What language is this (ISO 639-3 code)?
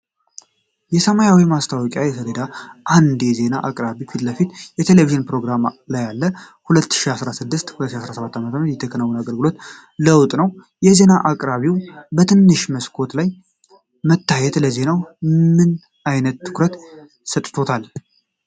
amh